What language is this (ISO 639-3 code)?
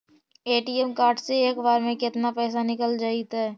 mag